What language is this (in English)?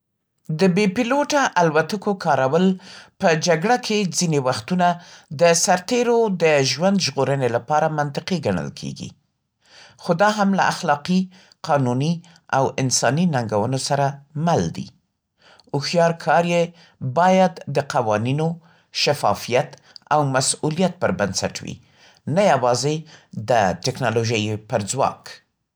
Central Pashto